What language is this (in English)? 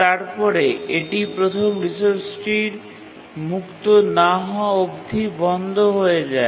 Bangla